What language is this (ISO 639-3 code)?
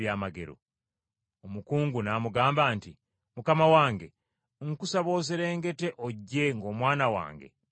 lug